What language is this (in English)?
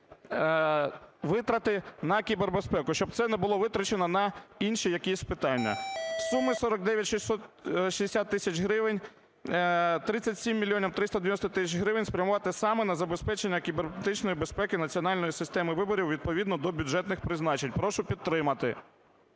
Ukrainian